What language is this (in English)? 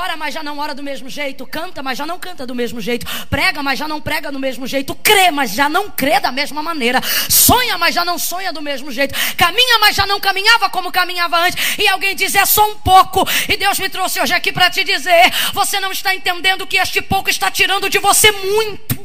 Portuguese